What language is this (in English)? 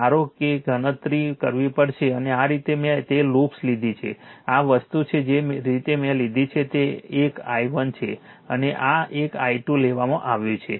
Gujarati